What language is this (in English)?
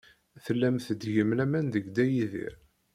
Kabyle